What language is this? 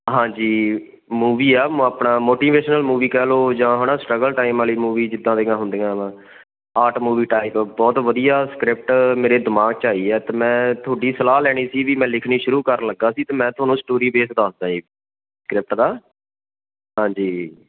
Punjabi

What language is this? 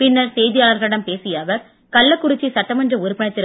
Tamil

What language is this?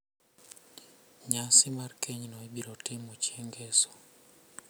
Luo (Kenya and Tanzania)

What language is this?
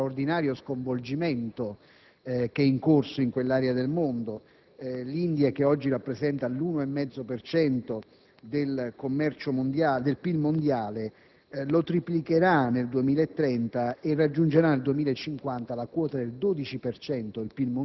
Italian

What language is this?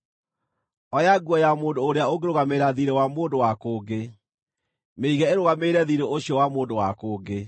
Kikuyu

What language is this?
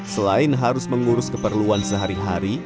Indonesian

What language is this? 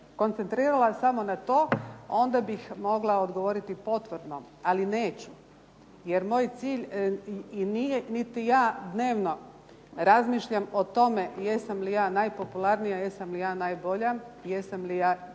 Croatian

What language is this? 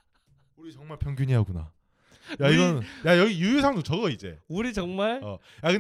Korean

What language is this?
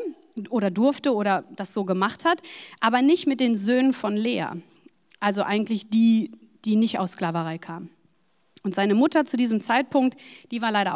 German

